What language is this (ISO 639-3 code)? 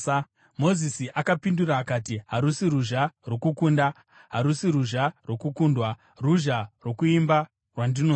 sna